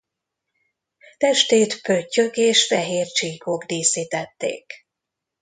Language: Hungarian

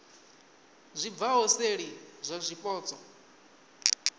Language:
Venda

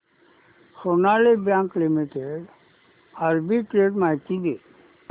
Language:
Marathi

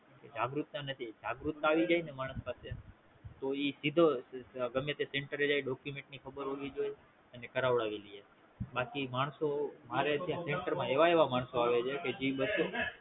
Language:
Gujarati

